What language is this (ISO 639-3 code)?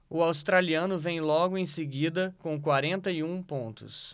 por